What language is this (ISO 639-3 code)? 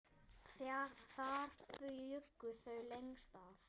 isl